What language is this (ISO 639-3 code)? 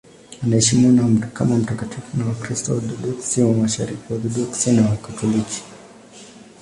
swa